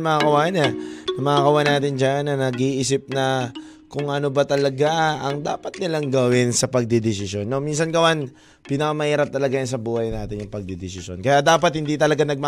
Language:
Filipino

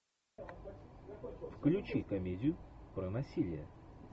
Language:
Russian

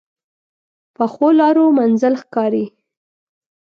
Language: Pashto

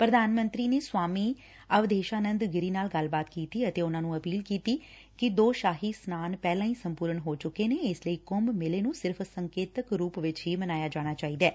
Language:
Punjabi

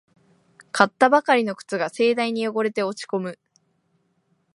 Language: Japanese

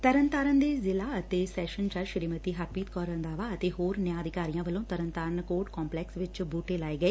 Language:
Punjabi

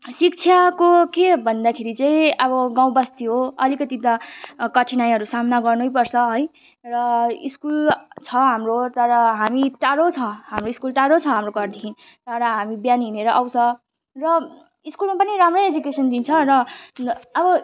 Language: Nepali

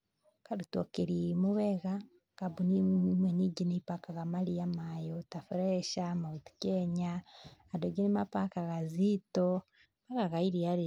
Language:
Kikuyu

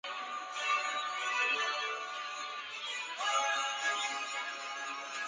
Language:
Chinese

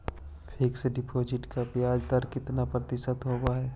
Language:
Magahi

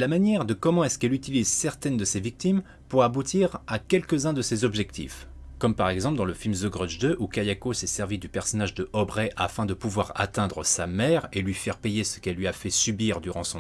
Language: French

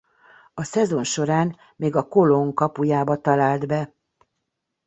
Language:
Hungarian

